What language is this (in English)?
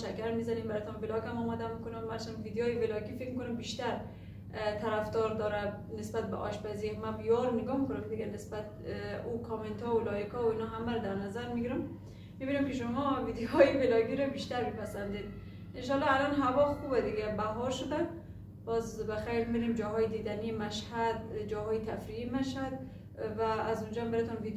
Persian